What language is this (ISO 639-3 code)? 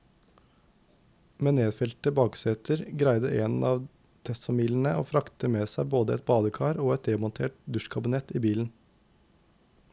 nor